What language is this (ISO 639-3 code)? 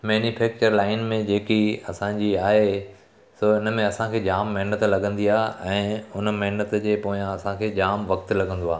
snd